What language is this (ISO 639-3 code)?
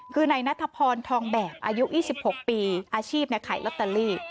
tha